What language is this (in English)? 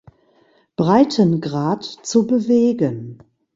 German